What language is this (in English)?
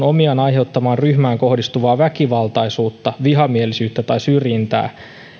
Finnish